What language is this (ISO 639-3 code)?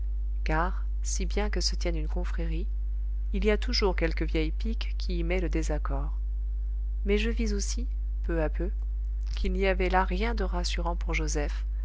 fra